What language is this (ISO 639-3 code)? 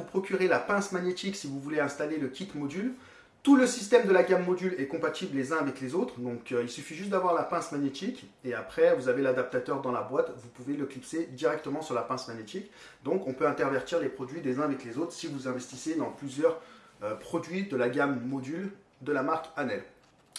fra